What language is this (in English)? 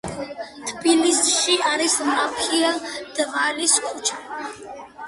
Georgian